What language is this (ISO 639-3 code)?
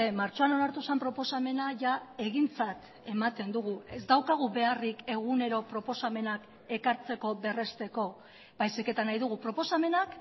eus